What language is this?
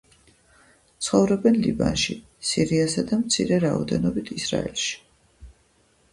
Georgian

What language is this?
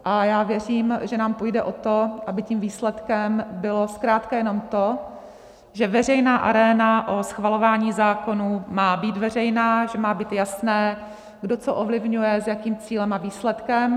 Czech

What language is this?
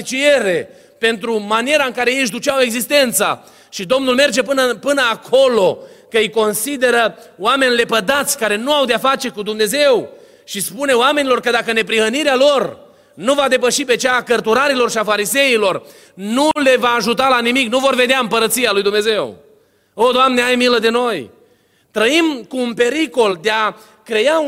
Romanian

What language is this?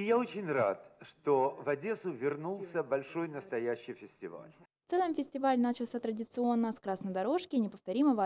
Russian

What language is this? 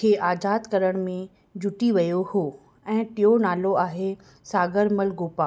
Sindhi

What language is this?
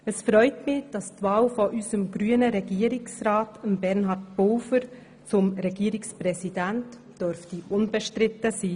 Swiss German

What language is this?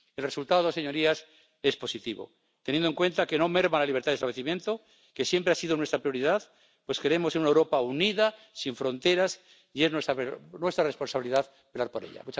Spanish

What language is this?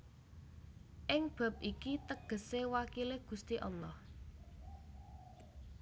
Javanese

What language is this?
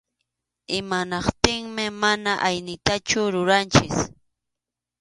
Arequipa-La Unión Quechua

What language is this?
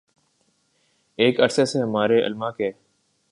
Urdu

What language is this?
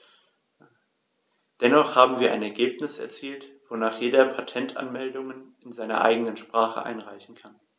German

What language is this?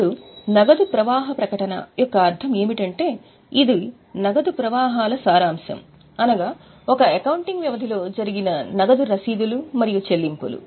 Telugu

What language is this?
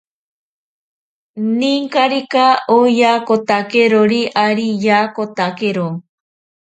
Ashéninka Perené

